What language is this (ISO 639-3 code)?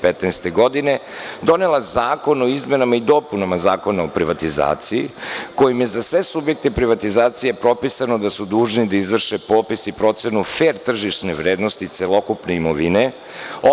srp